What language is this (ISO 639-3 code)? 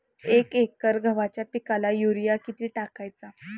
mar